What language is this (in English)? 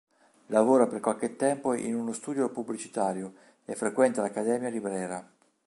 Italian